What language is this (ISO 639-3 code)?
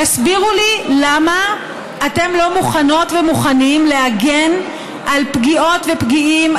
heb